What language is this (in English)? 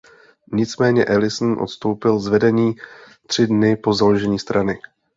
Czech